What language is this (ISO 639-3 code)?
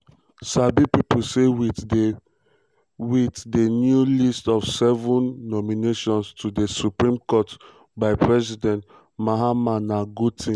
pcm